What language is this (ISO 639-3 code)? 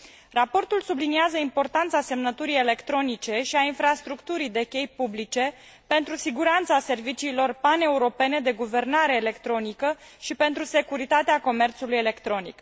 ron